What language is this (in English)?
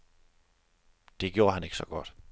Danish